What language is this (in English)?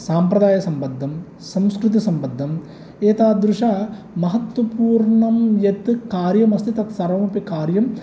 Sanskrit